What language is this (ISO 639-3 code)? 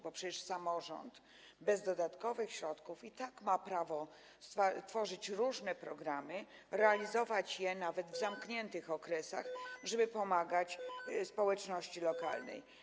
pol